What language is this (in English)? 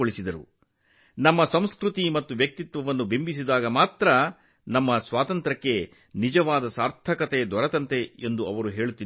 Kannada